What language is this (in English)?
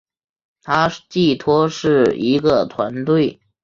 Chinese